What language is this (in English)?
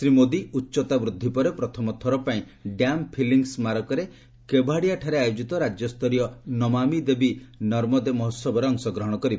Odia